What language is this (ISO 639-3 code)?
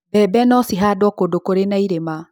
kik